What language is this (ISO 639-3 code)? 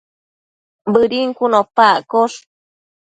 mcf